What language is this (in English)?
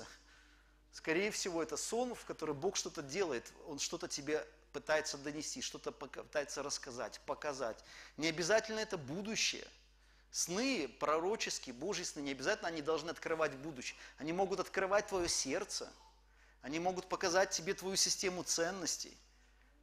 Russian